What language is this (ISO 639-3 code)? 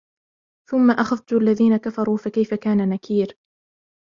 ara